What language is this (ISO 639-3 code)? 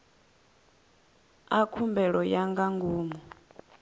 ven